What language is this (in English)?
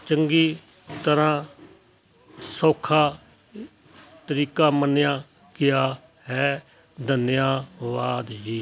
Punjabi